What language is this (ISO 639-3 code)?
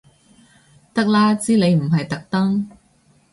yue